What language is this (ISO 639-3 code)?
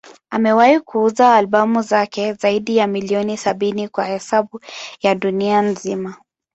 swa